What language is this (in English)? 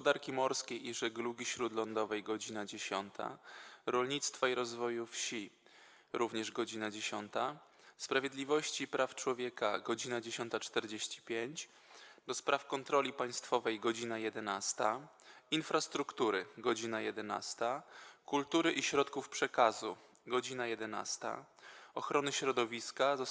Polish